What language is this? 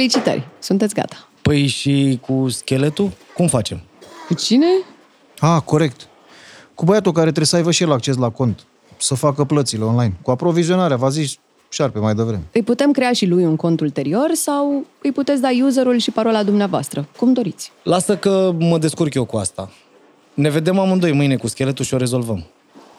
Romanian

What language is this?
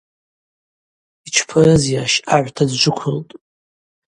Abaza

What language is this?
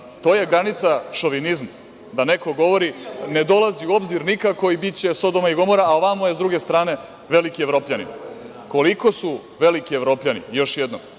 Serbian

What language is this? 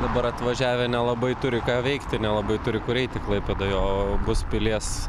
Lithuanian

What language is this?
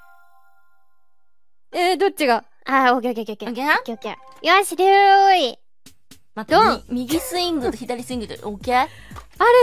Japanese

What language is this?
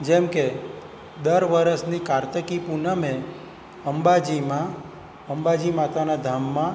Gujarati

